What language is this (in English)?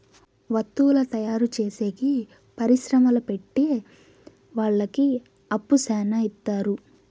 Telugu